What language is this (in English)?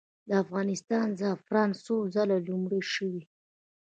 Pashto